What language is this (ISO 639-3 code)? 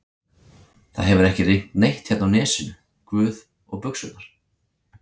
isl